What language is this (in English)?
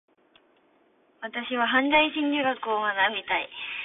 Japanese